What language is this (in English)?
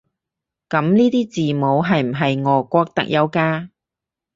Cantonese